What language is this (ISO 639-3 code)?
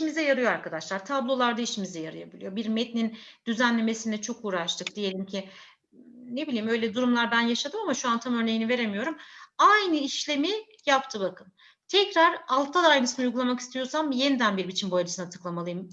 tur